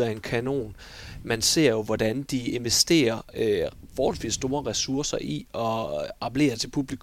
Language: Danish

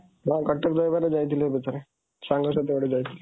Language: Odia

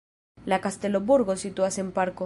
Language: Esperanto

